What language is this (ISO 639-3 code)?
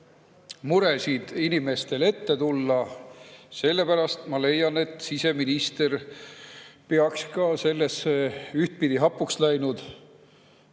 est